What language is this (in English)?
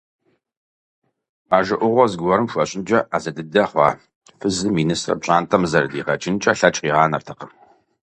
Kabardian